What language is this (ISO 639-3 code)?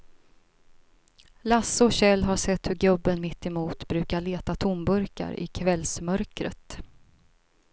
swe